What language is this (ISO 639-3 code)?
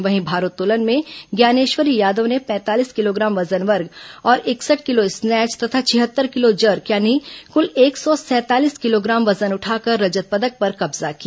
hin